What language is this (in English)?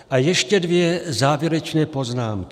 Czech